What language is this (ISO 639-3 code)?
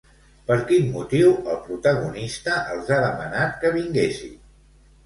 cat